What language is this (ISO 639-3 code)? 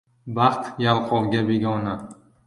uzb